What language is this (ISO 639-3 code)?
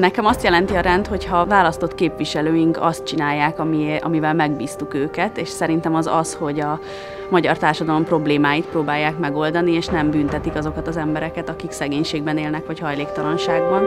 hun